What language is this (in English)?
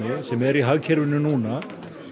Icelandic